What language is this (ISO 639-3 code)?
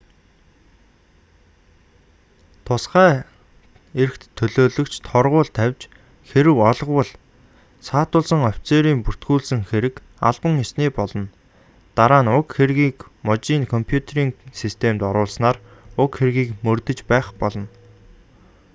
mon